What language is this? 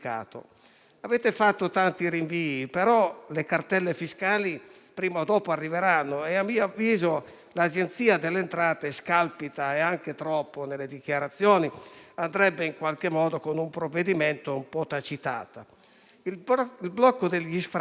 Italian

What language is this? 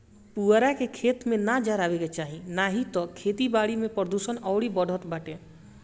Bhojpuri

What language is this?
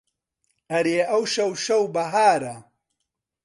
Central Kurdish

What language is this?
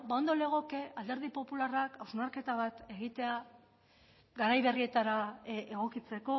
Basque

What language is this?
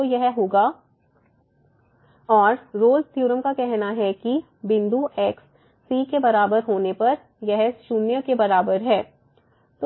Hindi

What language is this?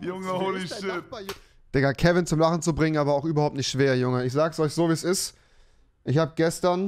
German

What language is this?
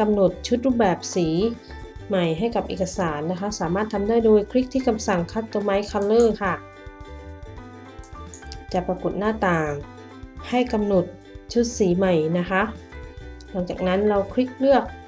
Thai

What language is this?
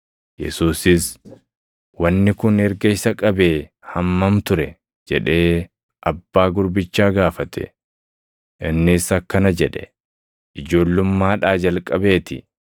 Oromo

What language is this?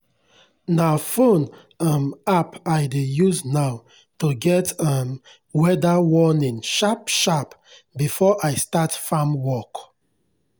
Nigerian Pidgin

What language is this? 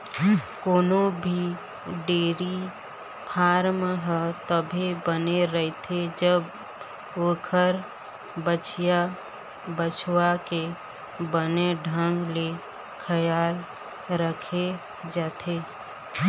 Chhattisgarhi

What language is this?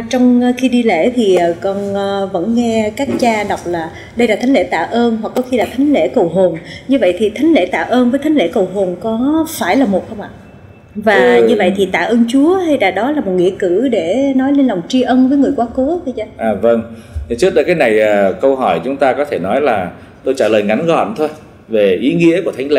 Vietnamese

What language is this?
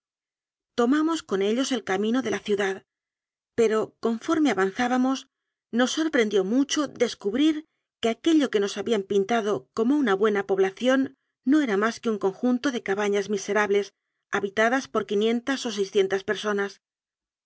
Spanish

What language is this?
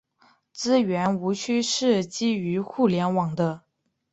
Chinese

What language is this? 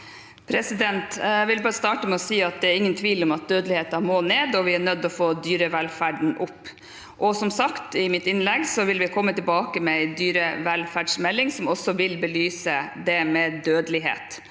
Norwegian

